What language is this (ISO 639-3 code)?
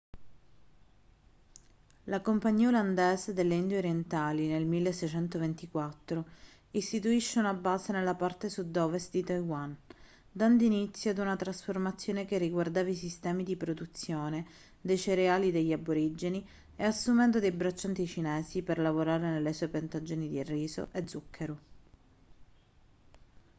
ita